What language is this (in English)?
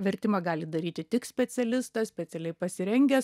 Lithuanian